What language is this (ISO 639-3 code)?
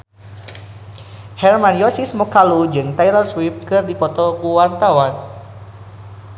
sun